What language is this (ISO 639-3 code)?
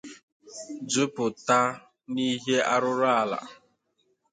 ibo